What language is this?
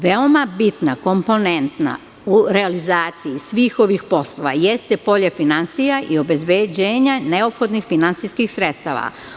Serbian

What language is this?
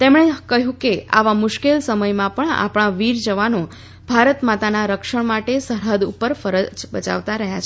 Gujarati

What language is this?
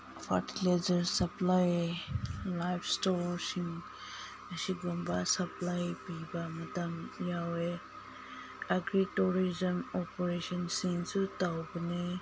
Manipuri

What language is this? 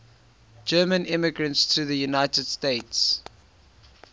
English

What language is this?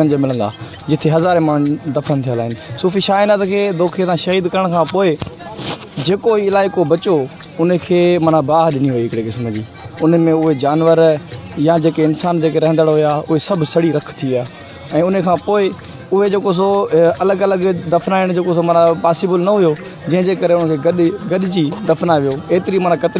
Sindhi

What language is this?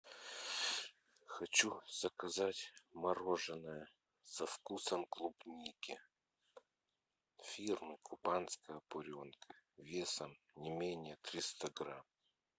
Russian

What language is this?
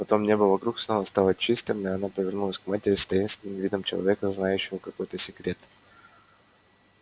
Russian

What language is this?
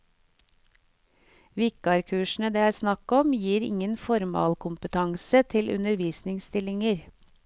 Norwegian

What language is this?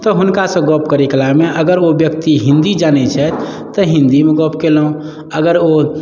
Maithili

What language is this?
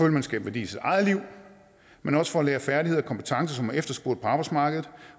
Danish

